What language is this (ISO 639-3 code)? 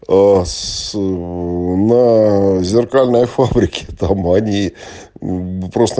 rus